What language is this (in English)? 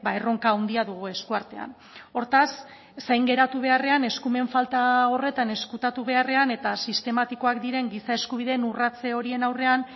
Basque